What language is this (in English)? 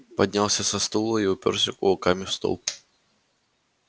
Russian